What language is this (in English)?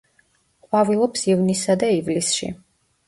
Georgian